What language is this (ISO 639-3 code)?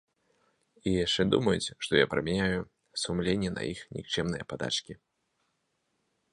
bel